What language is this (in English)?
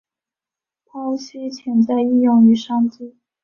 Chinese